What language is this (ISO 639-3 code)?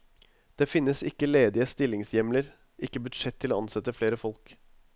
nor